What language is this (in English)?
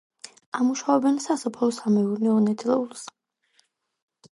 Georgian